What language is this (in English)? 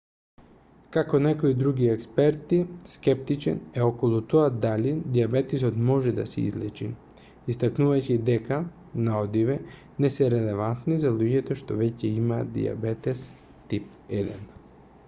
Macedonian